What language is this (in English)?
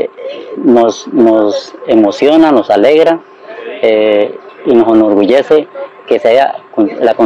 Spanish